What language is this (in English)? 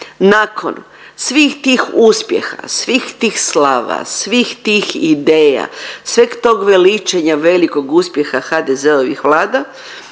Croatian